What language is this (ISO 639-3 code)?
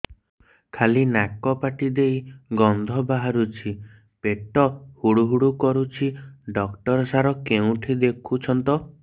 ori